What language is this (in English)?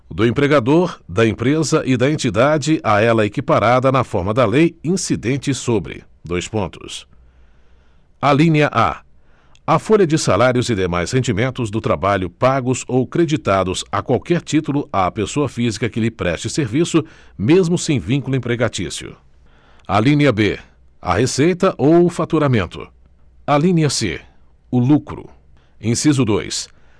Portuguese